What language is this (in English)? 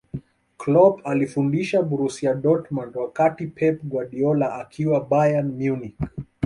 Swahili